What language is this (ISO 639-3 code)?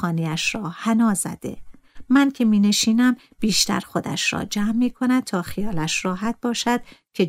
fas